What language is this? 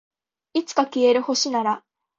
Japanese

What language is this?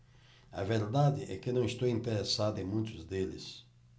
Portuguese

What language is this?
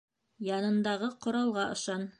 Bashkir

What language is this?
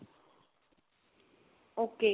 Punjabi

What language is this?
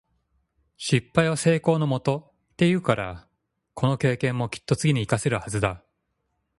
Japanese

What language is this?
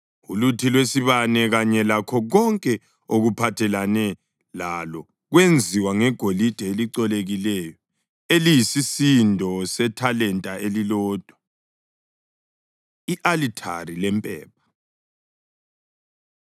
North Ndebele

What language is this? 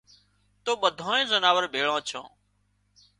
Wadiyara Koli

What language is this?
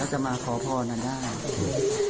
Thai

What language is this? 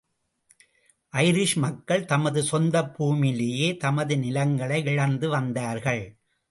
Tamil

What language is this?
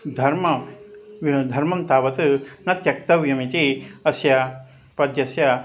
Sanskrit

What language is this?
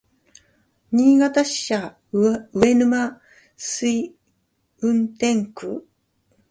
Japanese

